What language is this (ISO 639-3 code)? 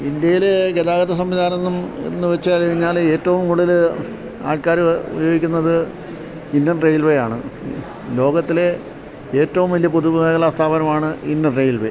mal